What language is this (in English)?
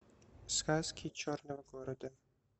Russian